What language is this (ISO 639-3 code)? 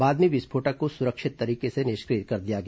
hin